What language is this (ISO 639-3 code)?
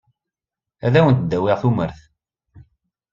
kab